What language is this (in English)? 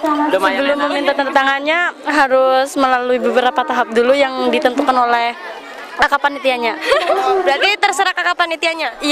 Indonesian